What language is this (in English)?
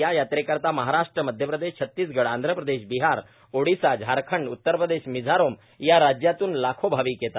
Marathi